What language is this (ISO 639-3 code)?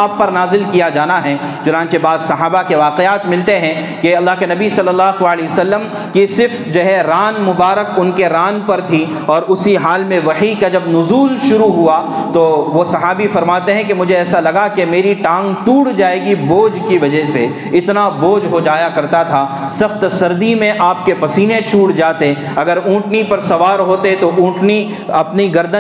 urd